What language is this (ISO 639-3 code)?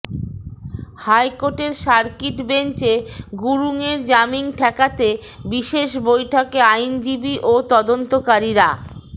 ben